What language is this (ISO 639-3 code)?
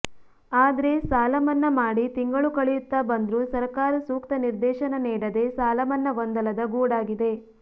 kan